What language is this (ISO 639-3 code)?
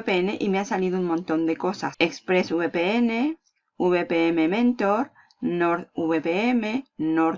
spa